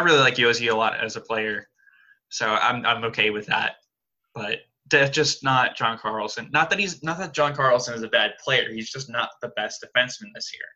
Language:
English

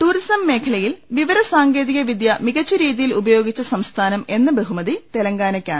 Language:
Malayalam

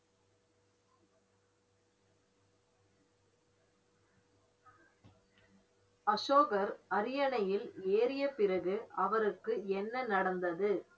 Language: Tamil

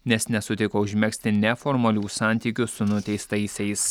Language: Lithuanian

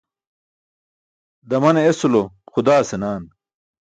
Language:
Burushaski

